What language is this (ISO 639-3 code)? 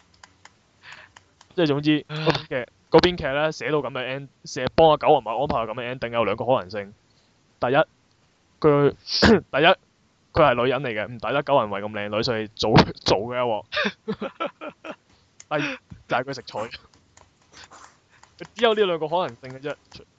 zho